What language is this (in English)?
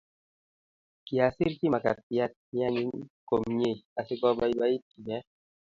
Kalenjin